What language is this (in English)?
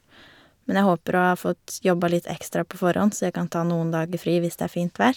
Norwegian